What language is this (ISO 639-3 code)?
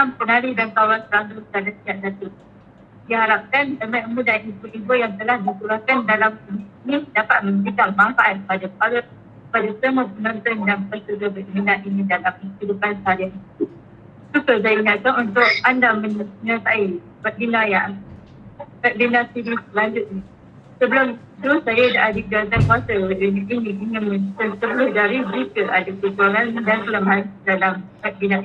msa